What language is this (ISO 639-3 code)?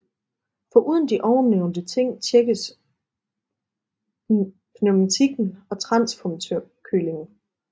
dan